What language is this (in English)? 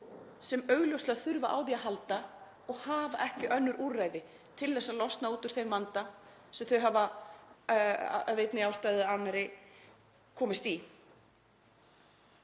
Icelandic